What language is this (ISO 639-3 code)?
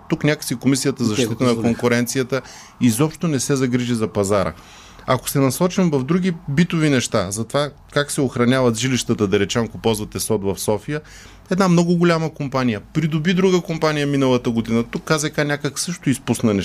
bul